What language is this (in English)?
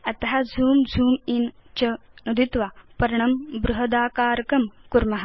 Sanskrit